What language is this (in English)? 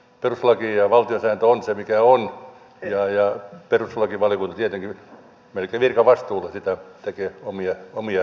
Finnish